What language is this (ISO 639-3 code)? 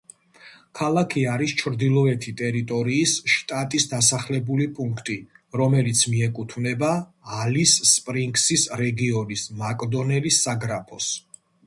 kat